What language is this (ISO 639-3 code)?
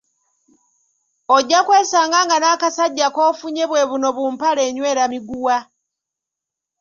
lug